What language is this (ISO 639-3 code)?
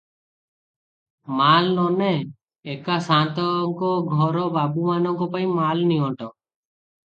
ori